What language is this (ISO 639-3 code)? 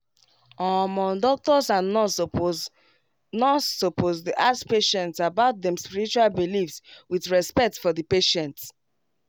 pcm